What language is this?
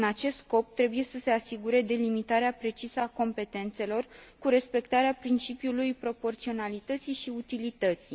Romanian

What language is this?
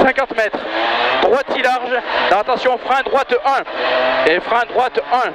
French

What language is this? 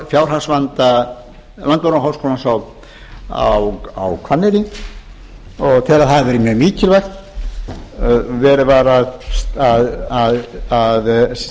Icelandic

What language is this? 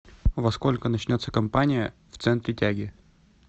Russian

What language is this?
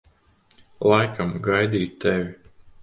Latvian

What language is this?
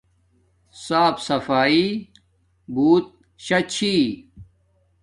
Domaaki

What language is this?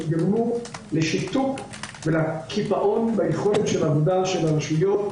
Hebrew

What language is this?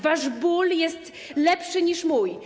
Polish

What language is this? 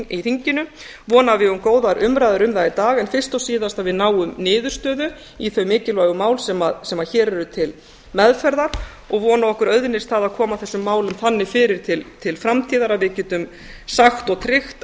Icelandic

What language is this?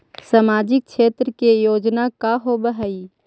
Magahi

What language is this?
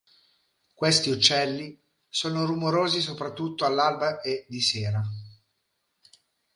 Italian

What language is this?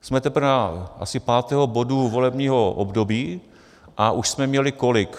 Czech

